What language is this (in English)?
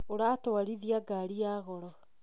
Kikuyu